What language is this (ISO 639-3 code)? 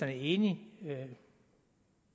dan